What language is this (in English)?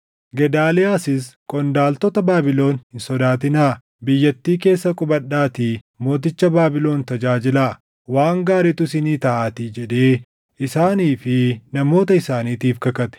Oromo